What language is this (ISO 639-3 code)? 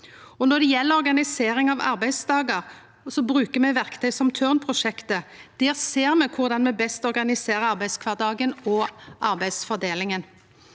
nor